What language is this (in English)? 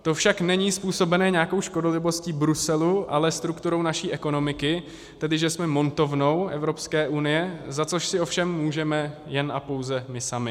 Czech